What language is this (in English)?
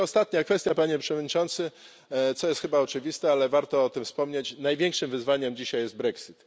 Polish